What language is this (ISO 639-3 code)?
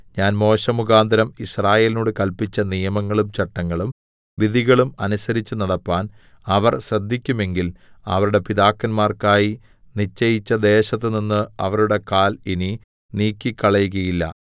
mal